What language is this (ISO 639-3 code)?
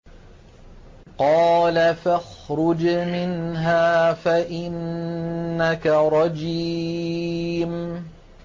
ara